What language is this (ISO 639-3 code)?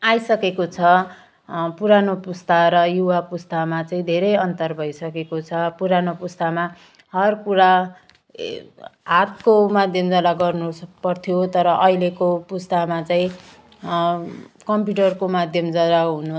nep